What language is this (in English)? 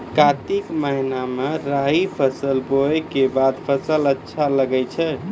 Maithili